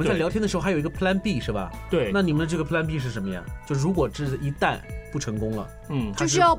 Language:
Chinese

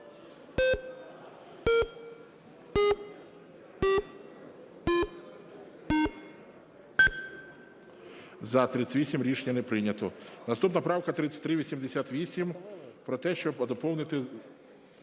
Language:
Ukrainian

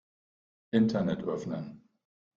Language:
German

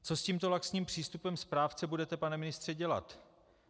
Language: Czech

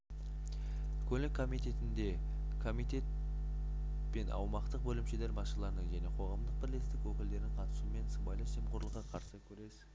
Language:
Kazakh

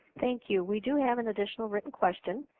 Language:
English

